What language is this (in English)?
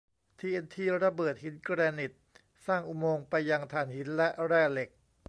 Thai